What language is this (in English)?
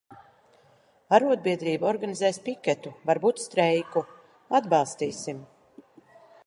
Latvian